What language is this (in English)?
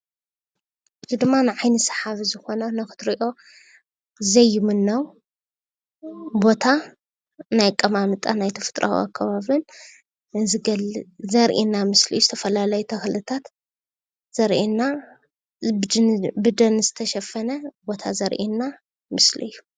Tigrinya